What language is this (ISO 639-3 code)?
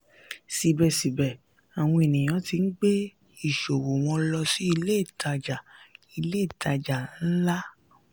yor